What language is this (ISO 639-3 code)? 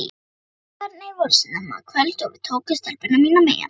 isl